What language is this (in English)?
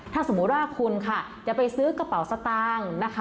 Thai